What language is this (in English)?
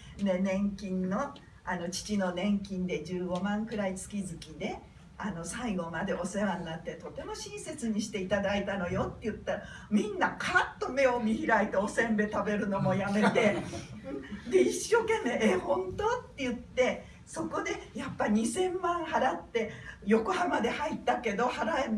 Japanese